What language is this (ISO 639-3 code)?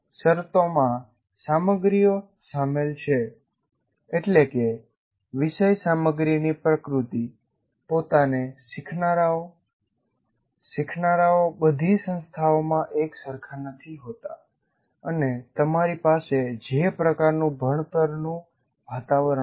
guj